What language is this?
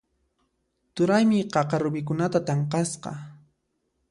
Puno Quechua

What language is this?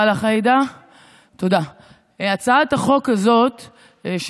Hebrew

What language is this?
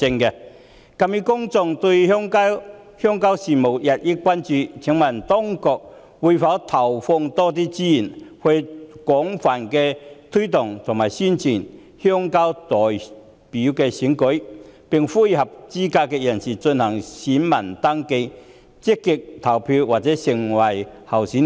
Cantonese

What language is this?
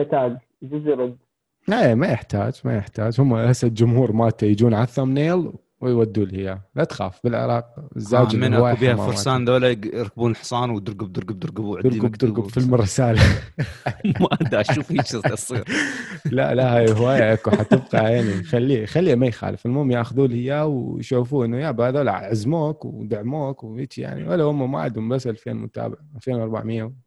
Arabic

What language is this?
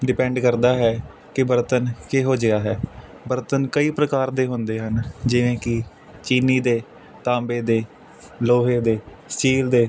Punjabi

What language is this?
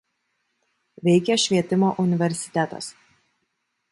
Lithuanian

